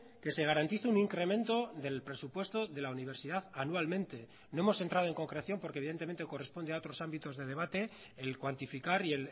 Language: Spanish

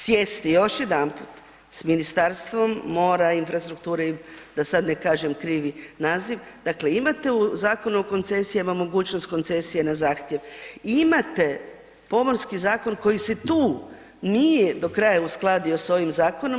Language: Croatian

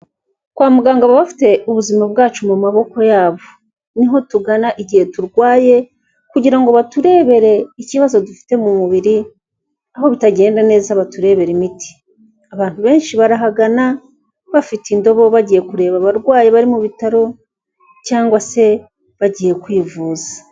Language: Kinyarwanda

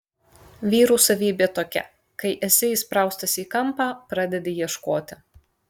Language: Lithuanian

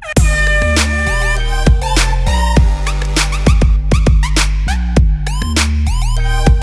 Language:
German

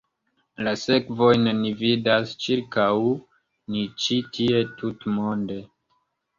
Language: Esperanto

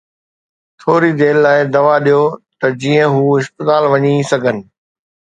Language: Sindhi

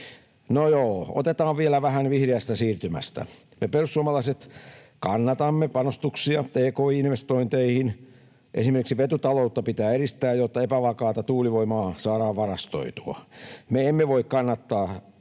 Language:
Finnish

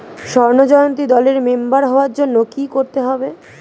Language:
Bangla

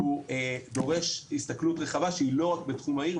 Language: Hebrew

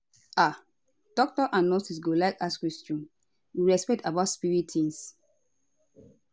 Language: Nigerian Pidgin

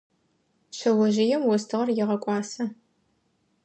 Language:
Adyghe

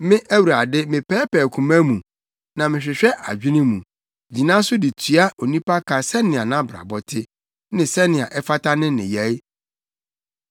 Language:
Akan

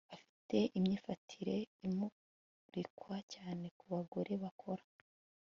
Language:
Kinyarwanda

